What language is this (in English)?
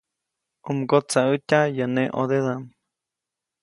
Copainalá Zoque